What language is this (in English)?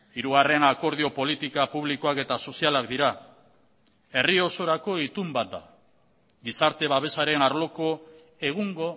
Basque